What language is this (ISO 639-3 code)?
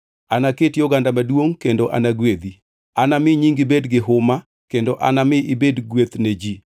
luo